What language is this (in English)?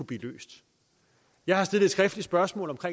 Danish